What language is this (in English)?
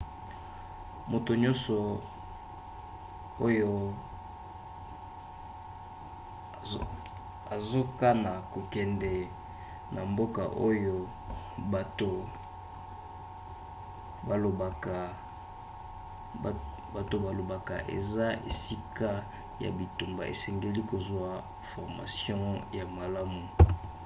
Lingala